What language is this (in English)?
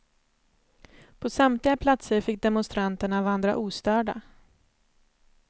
Swedish